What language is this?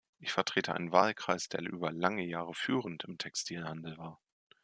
German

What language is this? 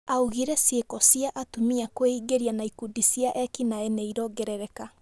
Kikuyu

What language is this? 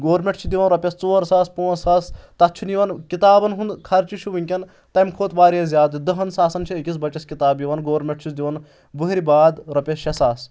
Kashmiri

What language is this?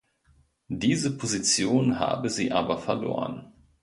German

